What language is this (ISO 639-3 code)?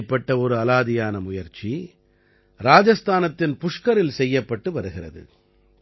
tam